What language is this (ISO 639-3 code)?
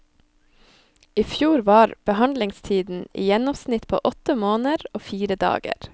nor